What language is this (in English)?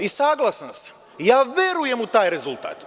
Serbian